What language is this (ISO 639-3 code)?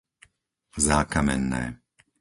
slk